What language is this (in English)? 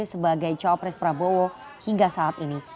Indonesian